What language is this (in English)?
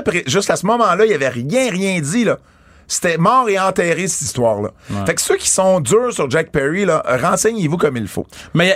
French